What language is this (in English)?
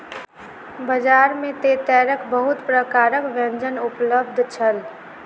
Maithili